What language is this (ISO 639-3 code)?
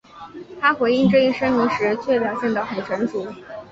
zho